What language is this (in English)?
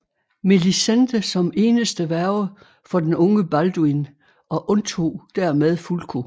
Danish